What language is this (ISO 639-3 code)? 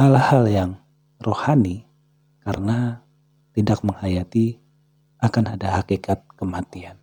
ind